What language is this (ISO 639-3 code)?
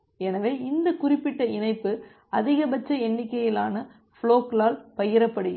tam